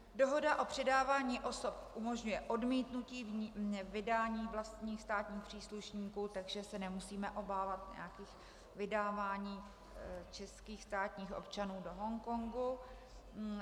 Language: Czech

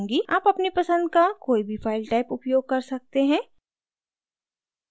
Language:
Hindi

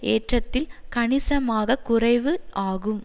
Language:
Tamil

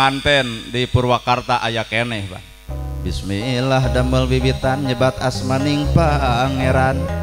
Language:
Indonesian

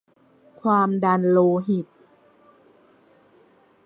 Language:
Thai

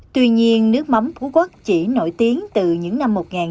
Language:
Vietnamese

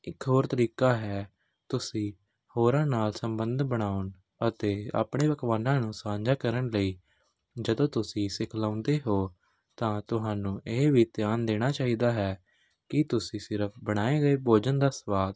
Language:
Punjabi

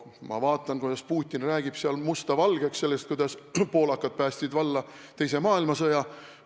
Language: Estonian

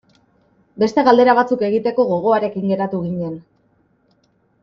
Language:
Basque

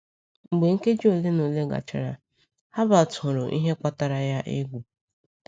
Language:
Igbo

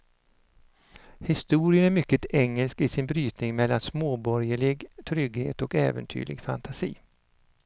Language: Swedish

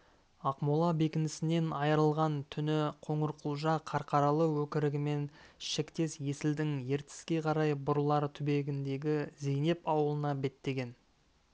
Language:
Kazakh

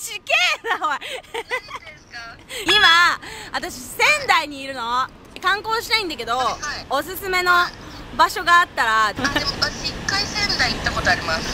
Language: Japanese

